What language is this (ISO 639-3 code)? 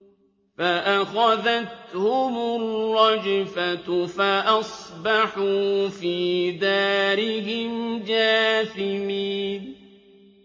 ara